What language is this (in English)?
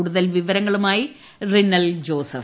Malayalam